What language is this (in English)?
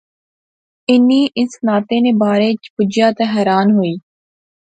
Pahari-Potwari